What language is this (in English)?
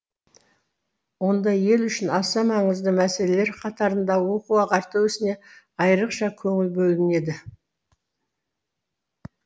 Kazakh